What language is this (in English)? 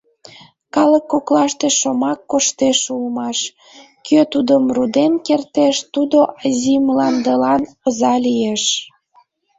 Mari